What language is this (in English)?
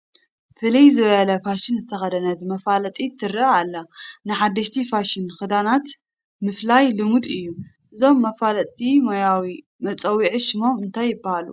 Tigrinya